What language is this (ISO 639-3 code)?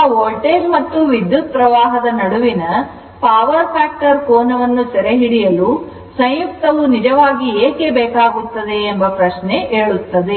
kan